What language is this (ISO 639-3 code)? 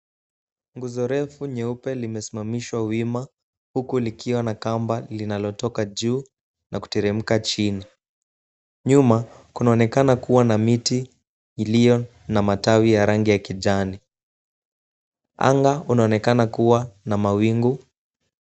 swa